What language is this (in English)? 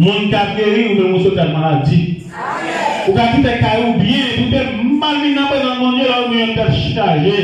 French